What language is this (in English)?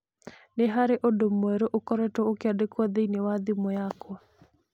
Kikuyu